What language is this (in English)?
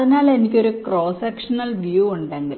Malayalam